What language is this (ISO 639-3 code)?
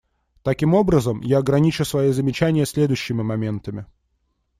rus